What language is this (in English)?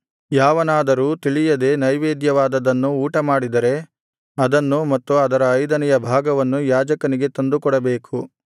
Kannada